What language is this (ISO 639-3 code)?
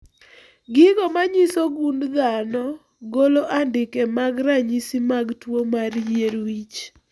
luo